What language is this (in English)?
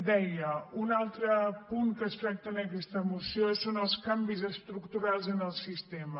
Catalan